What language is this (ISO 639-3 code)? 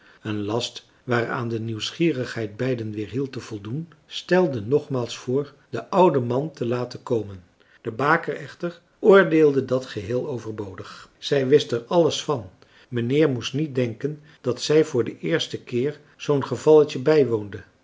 nld